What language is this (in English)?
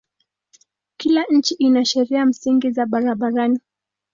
Swahili